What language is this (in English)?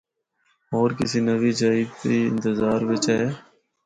Northern Hindko